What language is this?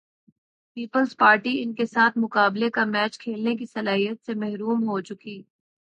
Urdu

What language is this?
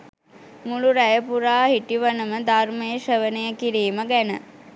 Sinhala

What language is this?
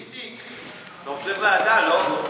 Hebrew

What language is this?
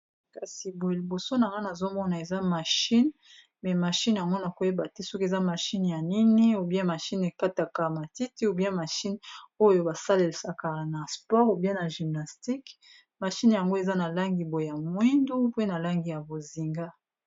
Lingala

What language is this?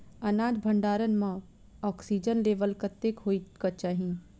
Maithili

